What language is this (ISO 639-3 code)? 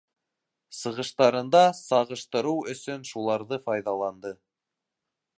bak